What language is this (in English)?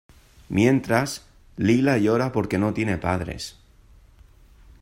Spanish